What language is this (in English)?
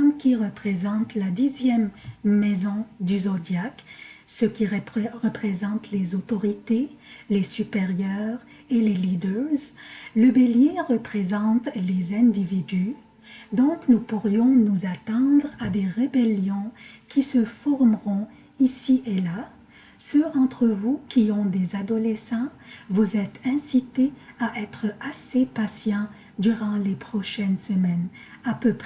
French